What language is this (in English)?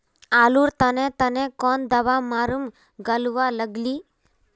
Magahi